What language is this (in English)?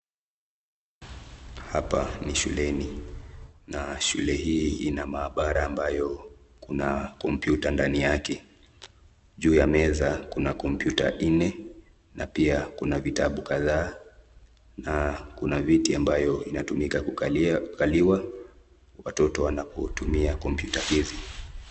Swahili